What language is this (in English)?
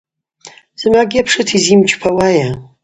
Abaza